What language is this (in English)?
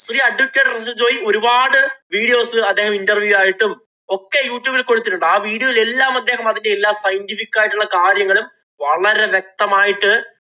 Malayalam